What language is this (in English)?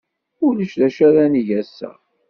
Kabyle